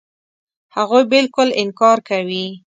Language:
Pashto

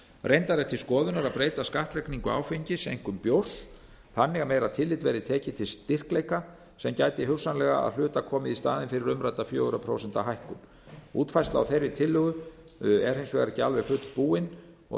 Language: Icelandic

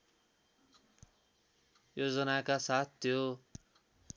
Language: Nepali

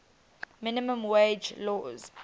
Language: English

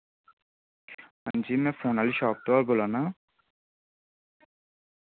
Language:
Dogri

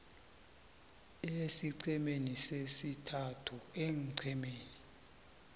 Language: South Ndebele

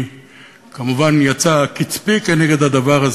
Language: Hebrew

